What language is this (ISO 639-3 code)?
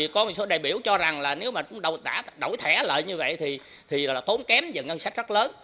vie